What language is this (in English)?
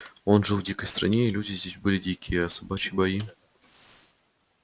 Russian